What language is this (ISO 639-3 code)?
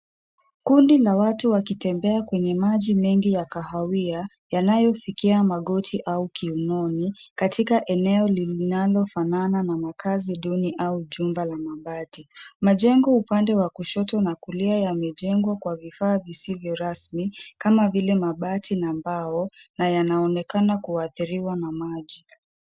swa